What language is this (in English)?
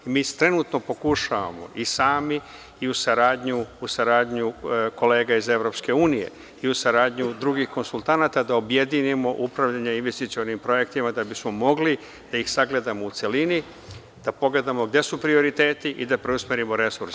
Serbian